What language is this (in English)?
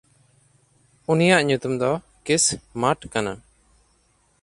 Santali